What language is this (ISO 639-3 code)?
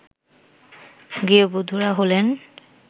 ben